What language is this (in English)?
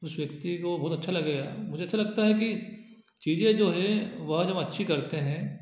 Hindi